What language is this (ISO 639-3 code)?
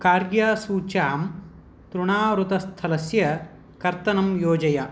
san